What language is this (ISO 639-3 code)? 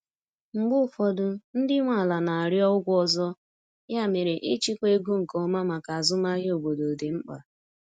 ibo